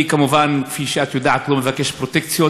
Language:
Hebrew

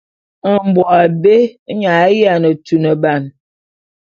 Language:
Bulu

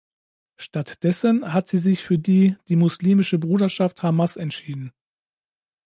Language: German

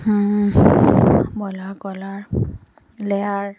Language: Assamese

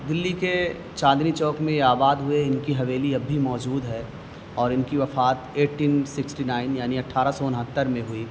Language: Urdu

